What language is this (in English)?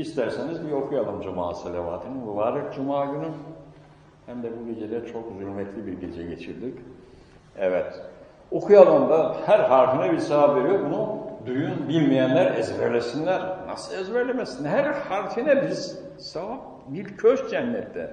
Turkish